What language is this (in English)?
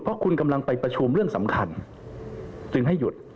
Thai